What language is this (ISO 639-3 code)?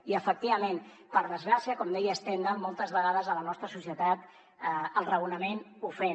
cat